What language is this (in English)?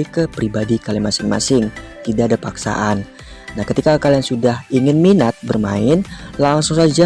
Indonesian